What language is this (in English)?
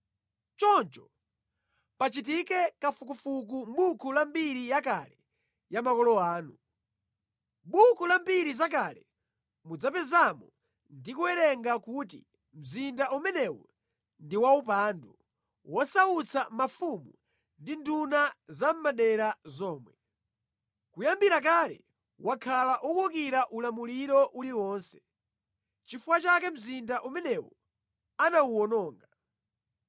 Nyanja